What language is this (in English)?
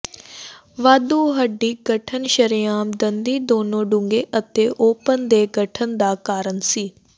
Punjabi